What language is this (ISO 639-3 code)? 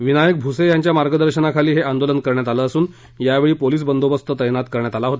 mar